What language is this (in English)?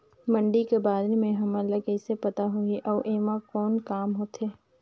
Chhattisgarhi